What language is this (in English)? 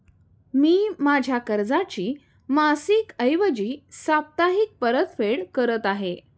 Marathi